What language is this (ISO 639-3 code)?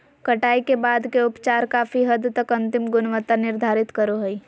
mag